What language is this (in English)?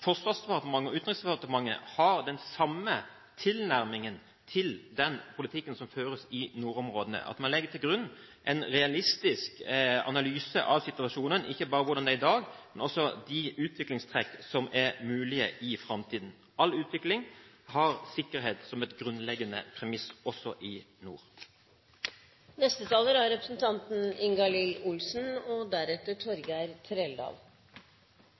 Norwegian Bokmål